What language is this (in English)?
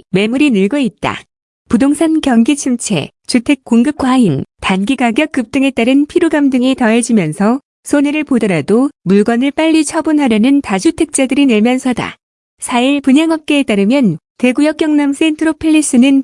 Korean